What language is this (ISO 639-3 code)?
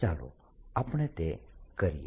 guj